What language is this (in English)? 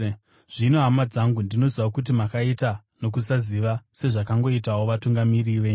Shona